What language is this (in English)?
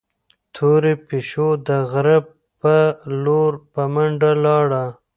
Pashto